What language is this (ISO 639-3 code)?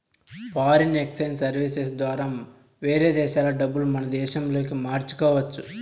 tel